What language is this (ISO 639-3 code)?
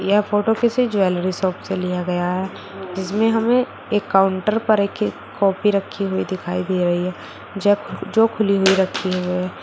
hin